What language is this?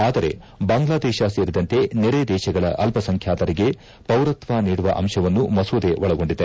Kannada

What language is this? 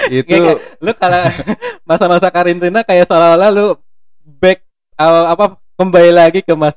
Indonesian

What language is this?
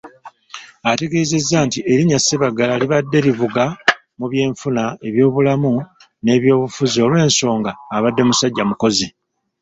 Ganda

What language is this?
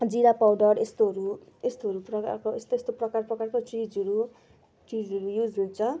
Nepali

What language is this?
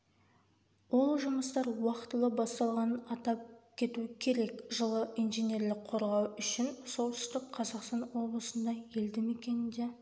Kazakh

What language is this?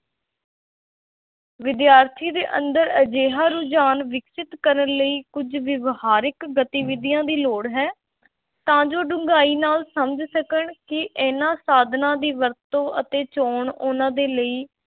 Punjabi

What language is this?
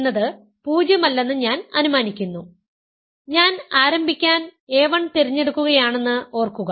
Malayalam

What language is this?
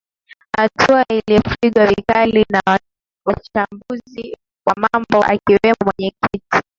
Swahili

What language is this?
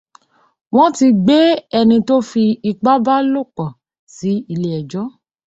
Yoruba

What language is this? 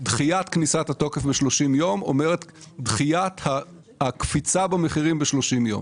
Hebrew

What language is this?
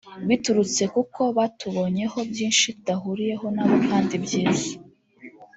Kinyarwanda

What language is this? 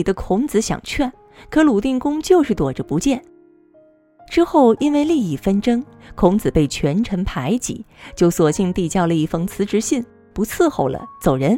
Chinese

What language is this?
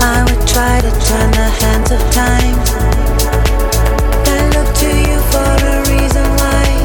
Greek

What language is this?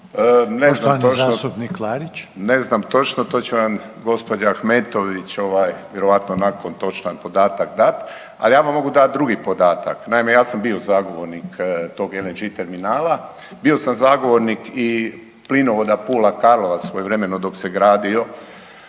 Croatian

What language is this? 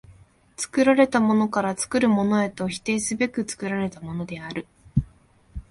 Japanese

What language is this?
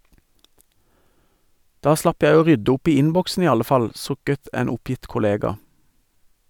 Norwegian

